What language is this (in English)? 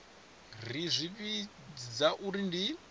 Venda